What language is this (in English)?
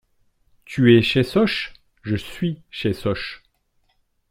French